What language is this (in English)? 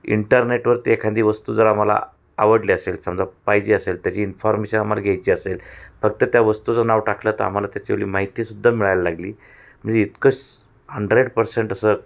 Marathi